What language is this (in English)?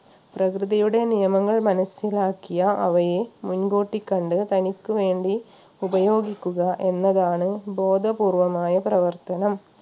Malayalam